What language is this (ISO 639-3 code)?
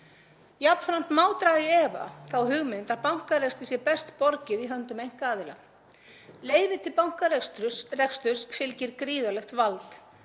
isl